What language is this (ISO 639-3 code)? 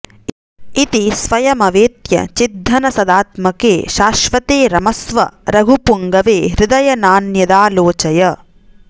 san